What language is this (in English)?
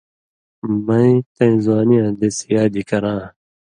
Indus Kohistani